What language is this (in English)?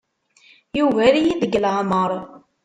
Kabyle